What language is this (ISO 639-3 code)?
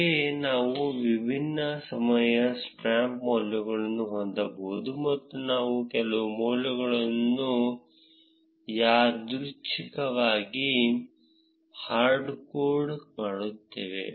kan